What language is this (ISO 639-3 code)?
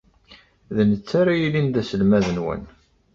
kab